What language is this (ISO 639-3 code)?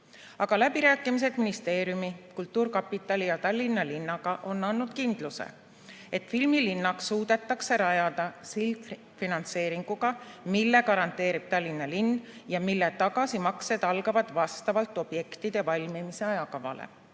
est